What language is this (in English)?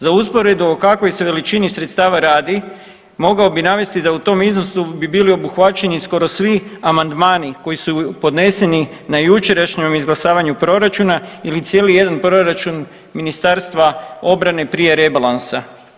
Croatian